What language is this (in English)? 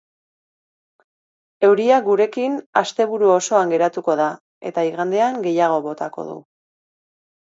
Basque